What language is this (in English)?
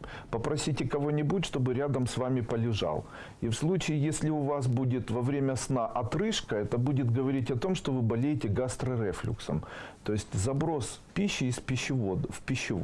Russian